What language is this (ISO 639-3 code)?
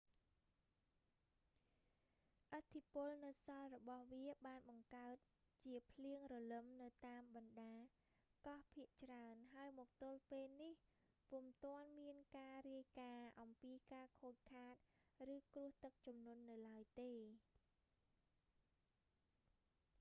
khm